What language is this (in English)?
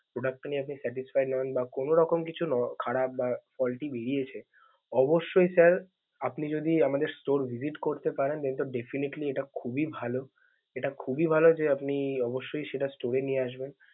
Bangla